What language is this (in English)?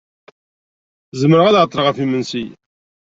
Kabyle